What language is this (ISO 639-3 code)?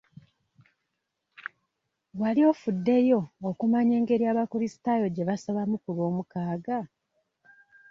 lug